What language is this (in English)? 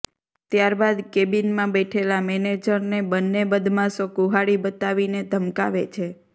Gujarati